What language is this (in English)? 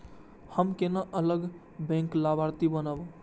Maithili